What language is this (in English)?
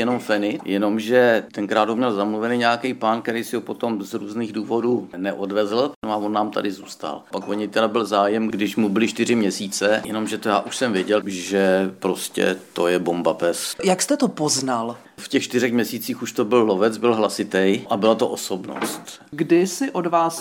Czech